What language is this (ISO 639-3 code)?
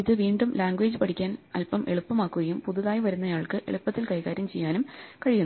mal